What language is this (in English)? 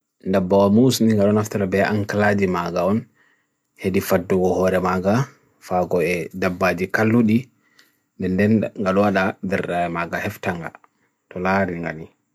Bagirmi Fulfulde